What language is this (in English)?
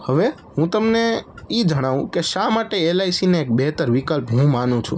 Gujarati